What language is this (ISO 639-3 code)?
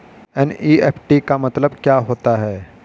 hin